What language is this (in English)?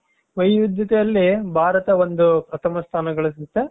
Kannada